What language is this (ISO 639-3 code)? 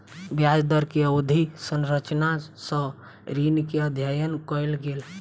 mai